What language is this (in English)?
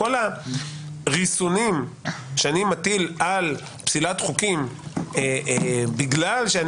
Hebrew